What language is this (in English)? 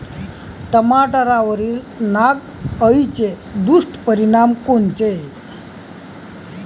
Marathi